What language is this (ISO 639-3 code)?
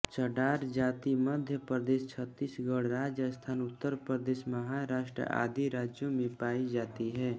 hin